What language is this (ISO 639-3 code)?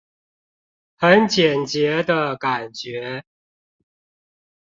zho